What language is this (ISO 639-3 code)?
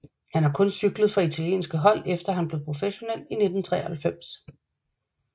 dan